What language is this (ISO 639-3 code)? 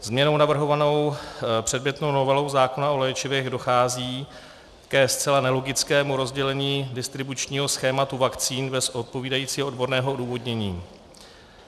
ces